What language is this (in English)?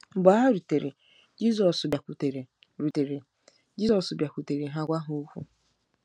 Igbo